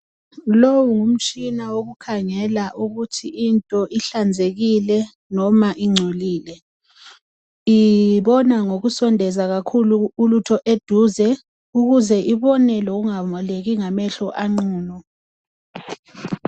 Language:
North Ndebele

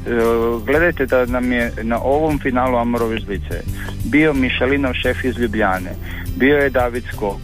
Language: Croatian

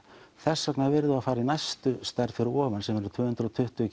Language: Icelandic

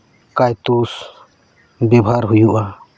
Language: Santali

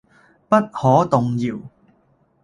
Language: Cantonese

